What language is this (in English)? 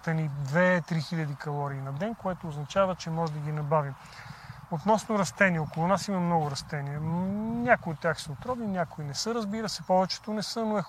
Bulgarian